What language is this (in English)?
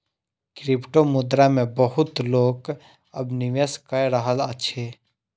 Maithili